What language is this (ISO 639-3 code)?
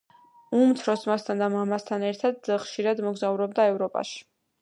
kat